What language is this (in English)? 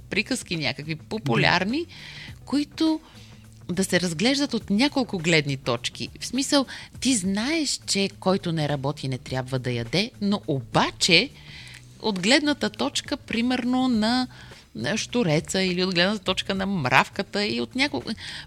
Bulgarian